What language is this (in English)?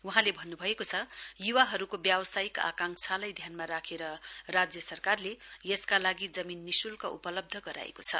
Nepali